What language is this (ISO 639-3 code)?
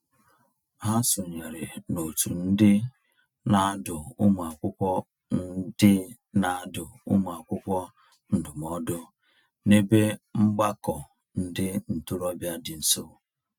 ibo